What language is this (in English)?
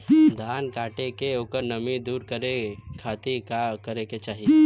Bhojpuri